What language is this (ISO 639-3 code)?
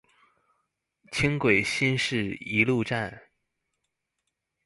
zho